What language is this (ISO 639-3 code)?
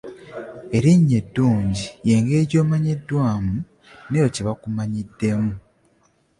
lug